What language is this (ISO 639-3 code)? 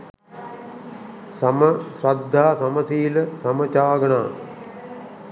sin